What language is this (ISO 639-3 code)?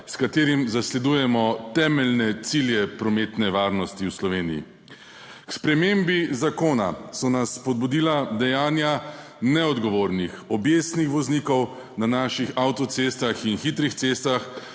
slv